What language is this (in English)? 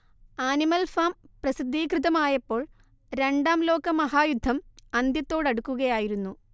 Malayalam